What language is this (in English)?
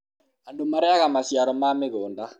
Kikuyu